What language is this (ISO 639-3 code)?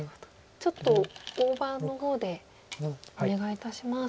jpn